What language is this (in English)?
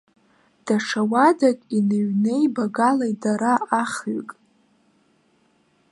Abkhazian